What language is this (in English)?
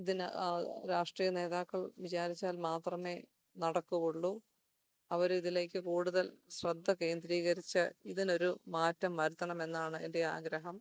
Malayalam